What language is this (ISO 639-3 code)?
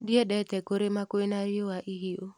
kik